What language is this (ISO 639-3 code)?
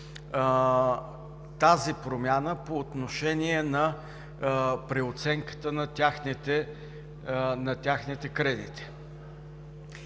bul